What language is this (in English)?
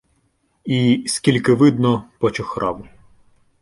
Ukrainian